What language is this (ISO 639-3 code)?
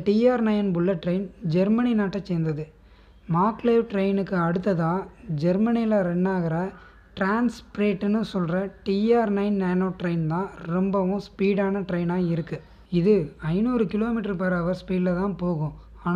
pol